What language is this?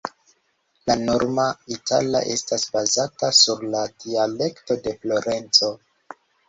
Esperanto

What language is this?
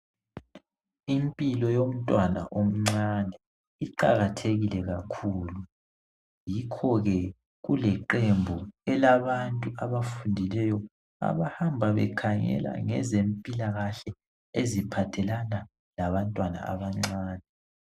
North Ndebele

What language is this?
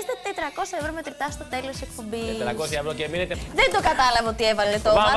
Greek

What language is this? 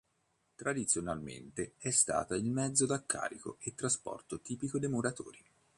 Italian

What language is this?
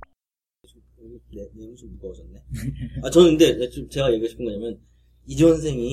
Korean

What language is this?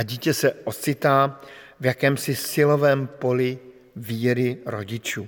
Czech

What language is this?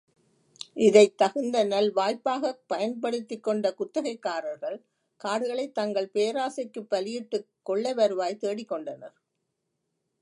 Tamil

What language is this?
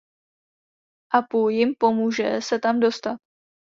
Czech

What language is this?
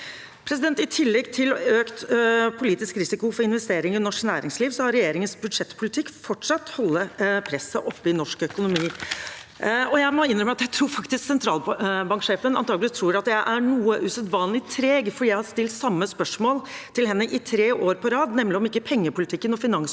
Norwegian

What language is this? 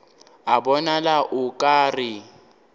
Northern Sotho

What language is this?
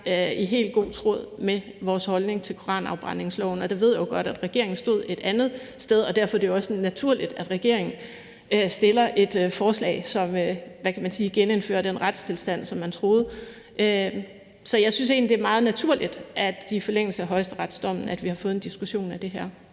Danish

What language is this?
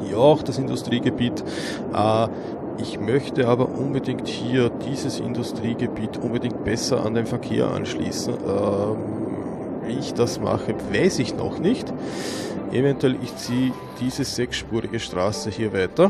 German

